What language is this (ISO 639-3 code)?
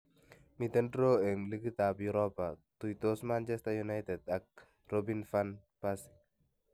kln